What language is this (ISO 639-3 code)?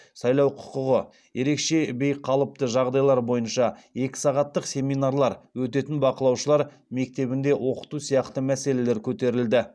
kaz